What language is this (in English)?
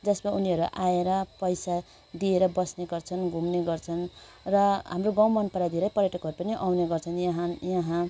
Nepali